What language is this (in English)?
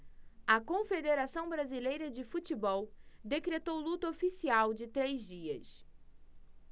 Portuguese